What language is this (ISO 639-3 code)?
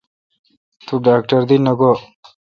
xka